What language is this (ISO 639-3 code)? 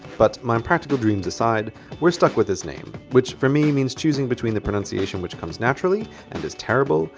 eng